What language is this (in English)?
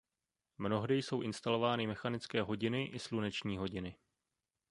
Czech